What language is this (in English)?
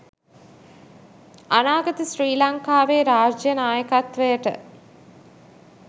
Sinhala